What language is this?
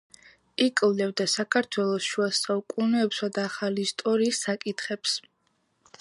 Georgian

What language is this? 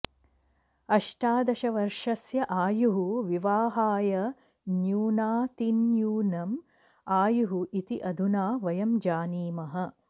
Sanskrit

